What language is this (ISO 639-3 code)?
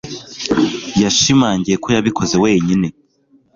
kin